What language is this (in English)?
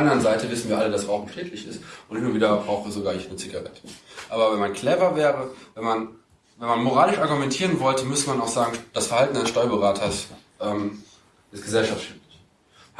German